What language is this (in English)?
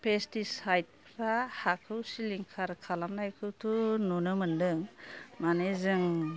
Bodo